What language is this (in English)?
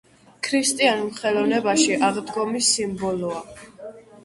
Georgian